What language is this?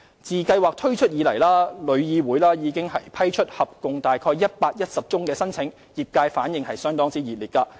Cantonese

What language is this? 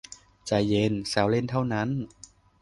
Thai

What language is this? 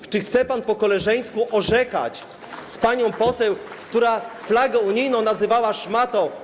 Polish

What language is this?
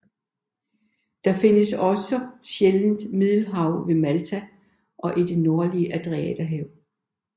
Danish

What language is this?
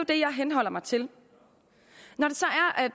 Danish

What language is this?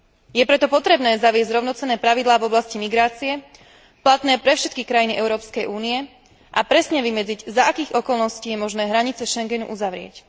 Slovak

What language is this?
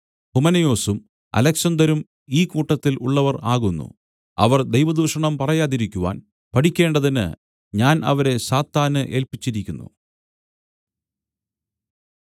Malayalam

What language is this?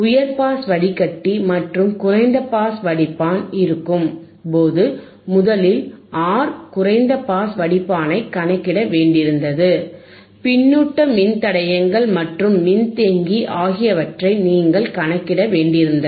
Tamil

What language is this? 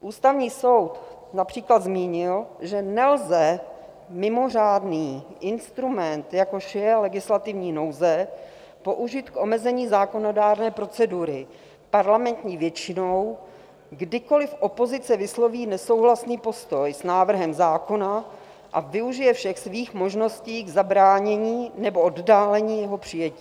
Czech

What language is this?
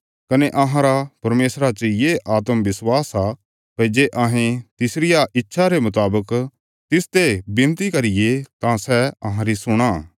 Bilaspuri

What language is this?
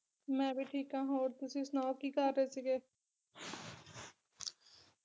Punjabi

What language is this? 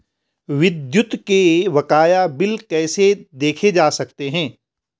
Hindi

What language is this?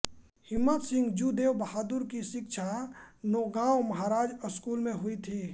Hindi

